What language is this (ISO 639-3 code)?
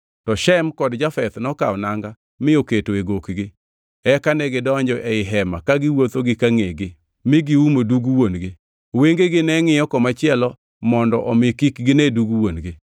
luo